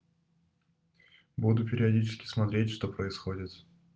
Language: Russian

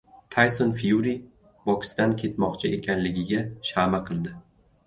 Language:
Uzbek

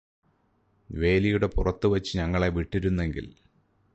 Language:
Malayalam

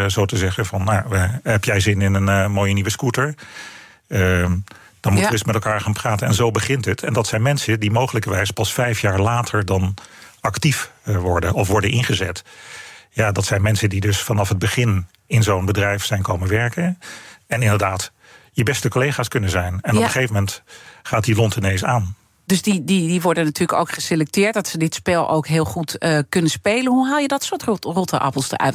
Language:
Dutch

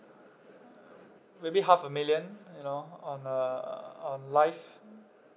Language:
English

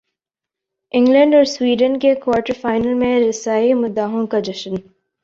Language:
Urdu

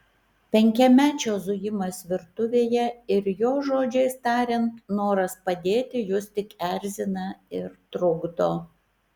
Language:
Lithuanian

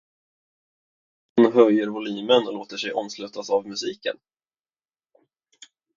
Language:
Swedish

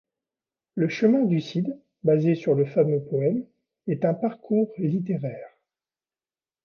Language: French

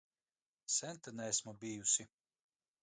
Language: Latvian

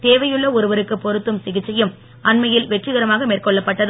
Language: Tamil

